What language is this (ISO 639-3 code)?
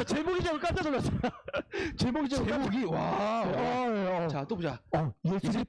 kor